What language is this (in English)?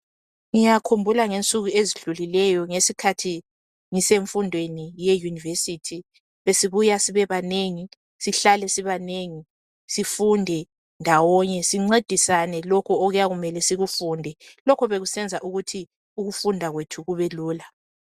North Ndebele